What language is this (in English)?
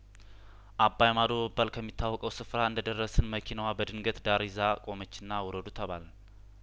Amharic